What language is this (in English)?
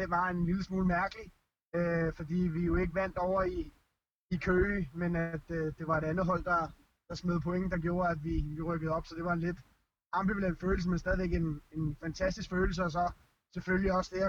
Danish